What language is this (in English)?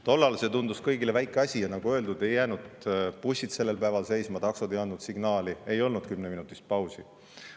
Estonian